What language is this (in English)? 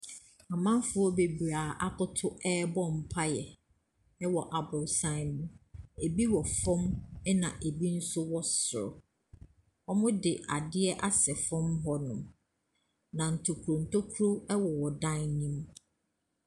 Akan